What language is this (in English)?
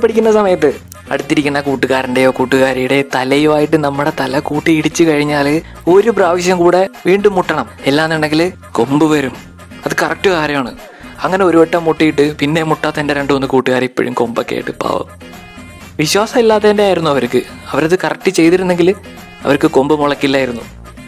Malayalam